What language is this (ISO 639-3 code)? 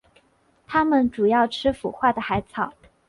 zho